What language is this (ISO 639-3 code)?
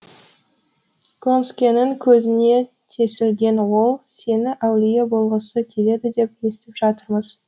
kaz